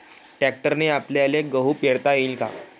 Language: Marathi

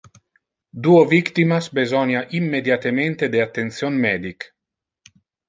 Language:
Interlingua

